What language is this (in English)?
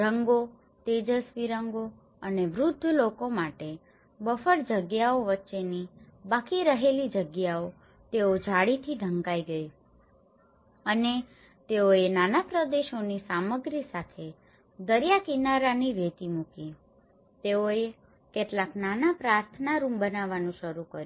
Gujarati